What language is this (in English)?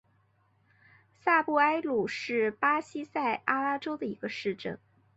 Chinese